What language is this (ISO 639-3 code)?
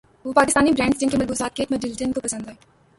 urd